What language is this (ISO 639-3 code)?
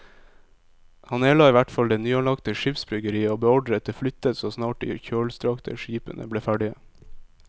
nor